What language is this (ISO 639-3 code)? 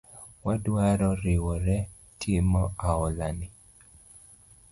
luo